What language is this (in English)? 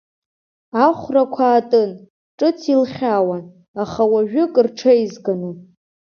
Abkhazian